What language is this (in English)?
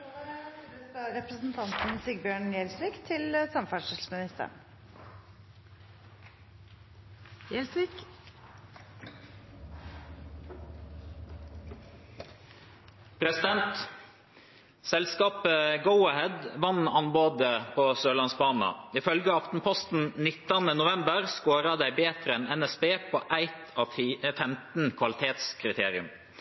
Norwegian Nynorsk